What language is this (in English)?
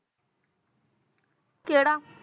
Punjabi